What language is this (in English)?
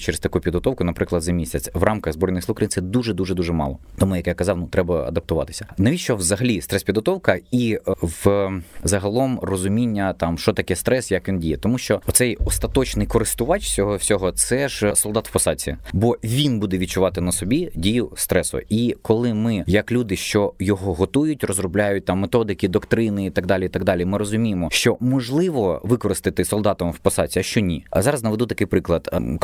Ukrainian